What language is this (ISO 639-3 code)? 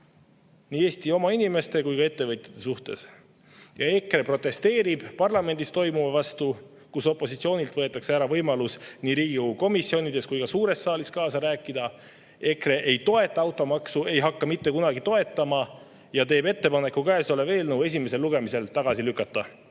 est